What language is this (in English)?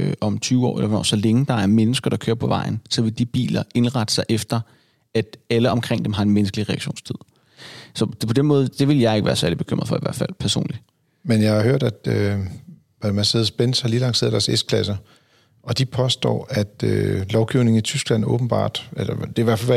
Danish